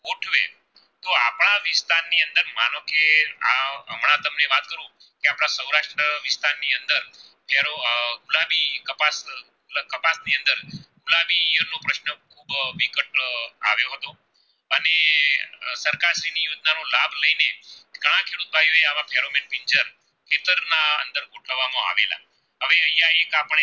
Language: Gujarati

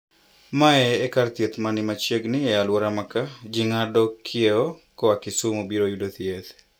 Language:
Luo (Kenya and Tanzania)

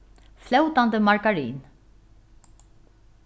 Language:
Faroese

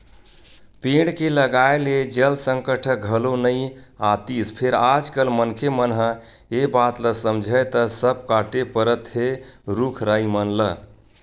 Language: Chhattisgarhi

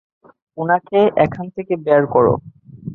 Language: Bangla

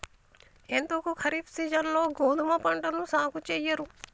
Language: Telugu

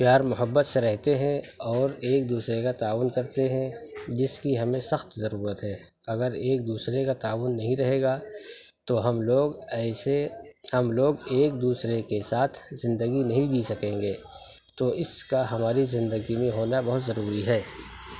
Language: Urdu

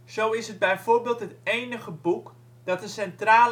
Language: Dutch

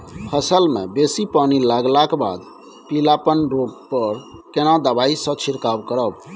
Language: Maithili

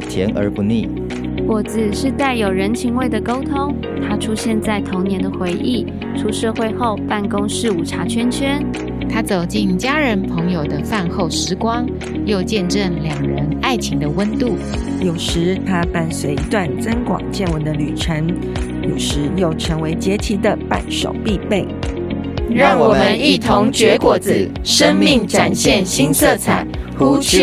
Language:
Chinese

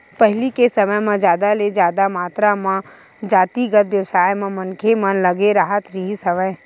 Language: Chhattisgarhi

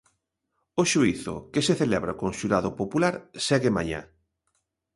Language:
Galician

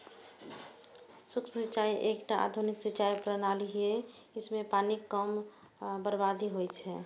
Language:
Maithili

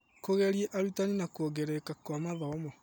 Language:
Kikuyu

